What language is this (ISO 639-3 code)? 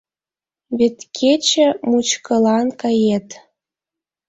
chm